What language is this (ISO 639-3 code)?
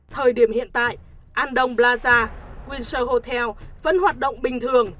vie